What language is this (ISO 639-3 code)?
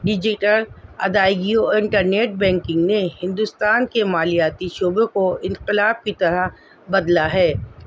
urd